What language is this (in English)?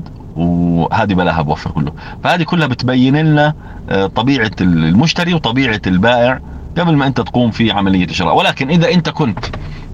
Arabic